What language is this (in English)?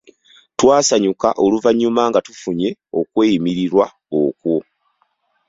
Ganda